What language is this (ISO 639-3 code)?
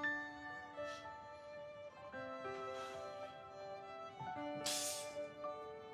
pol